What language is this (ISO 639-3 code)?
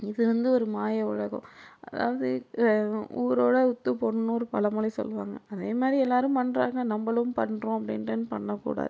tam